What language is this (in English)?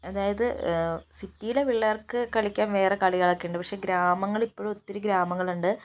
Malayalam